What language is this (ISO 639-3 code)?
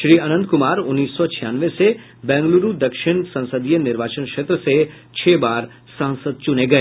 hin